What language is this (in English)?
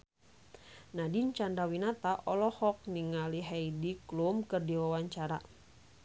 Sundanese